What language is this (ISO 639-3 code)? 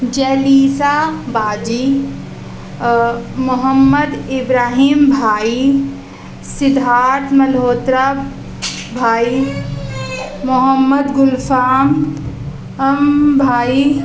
urd